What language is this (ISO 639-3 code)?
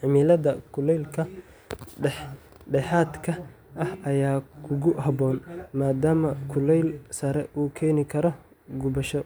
som